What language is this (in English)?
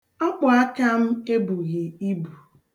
Igbo